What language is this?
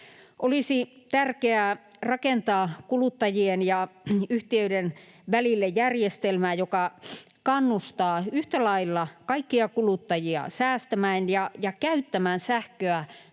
Finnish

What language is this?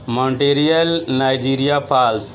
Urdu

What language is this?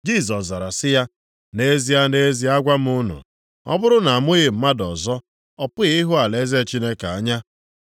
Igbo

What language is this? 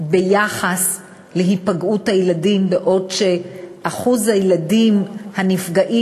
Hebrew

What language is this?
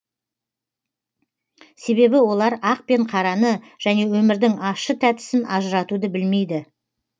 Kazakh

